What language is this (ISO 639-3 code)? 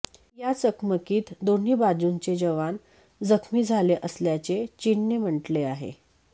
mar